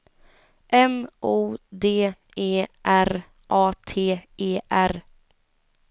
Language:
Swedish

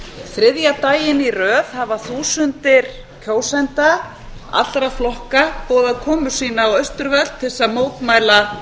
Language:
Icelandic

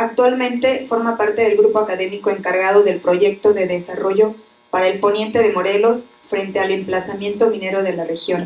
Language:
Spanish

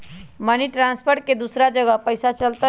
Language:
Magahi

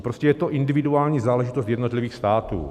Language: Czech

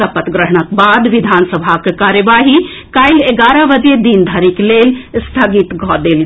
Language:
Maithili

